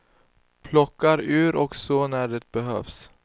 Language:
Swedish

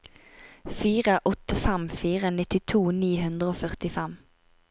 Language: Norwegian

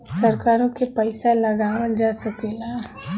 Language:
Bhojpuri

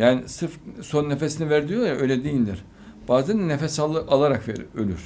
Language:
Turkish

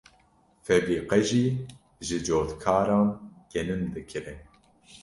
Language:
Kurdish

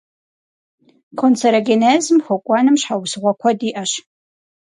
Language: Kabardian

